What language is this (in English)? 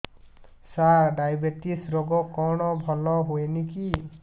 Odia